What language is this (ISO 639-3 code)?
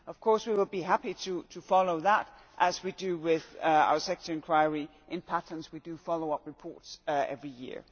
eng